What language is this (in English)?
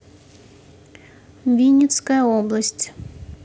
Russian